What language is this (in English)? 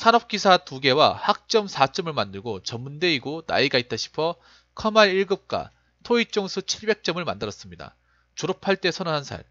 Korean